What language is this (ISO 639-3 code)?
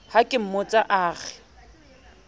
sot